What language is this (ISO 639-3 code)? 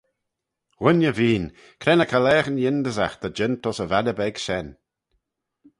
glv